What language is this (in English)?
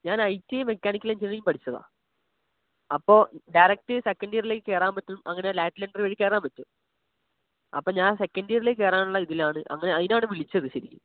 Malayalam